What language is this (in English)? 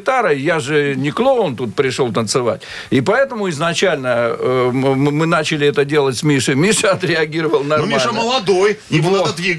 Russian